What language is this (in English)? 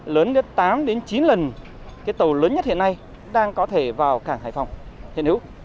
Vietnamese